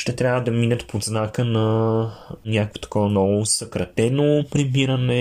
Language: Bulgarian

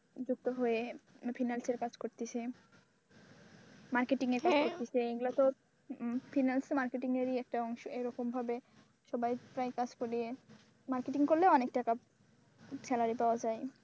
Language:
Bangla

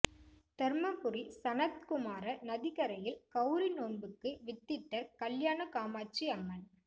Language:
Tamil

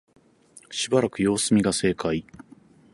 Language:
Japanese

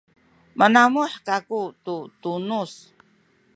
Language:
Sakizaya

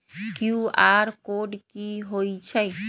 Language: Magahi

